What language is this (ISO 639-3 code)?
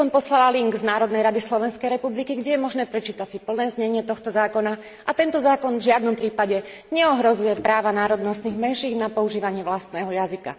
slk